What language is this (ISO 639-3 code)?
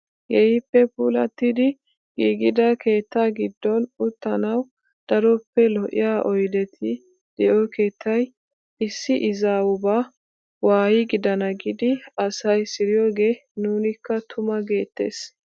wal